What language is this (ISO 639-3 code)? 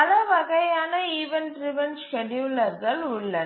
tam